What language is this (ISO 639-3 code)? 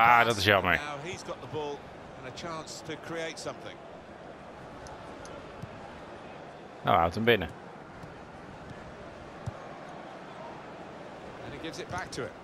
nld